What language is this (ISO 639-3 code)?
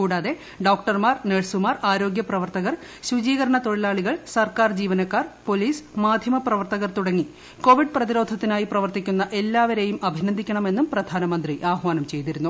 mal